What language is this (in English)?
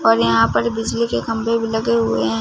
Hindi